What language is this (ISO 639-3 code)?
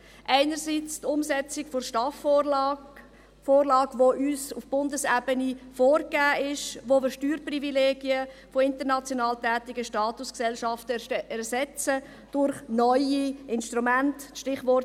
gsw